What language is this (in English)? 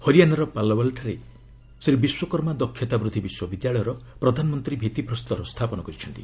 Odia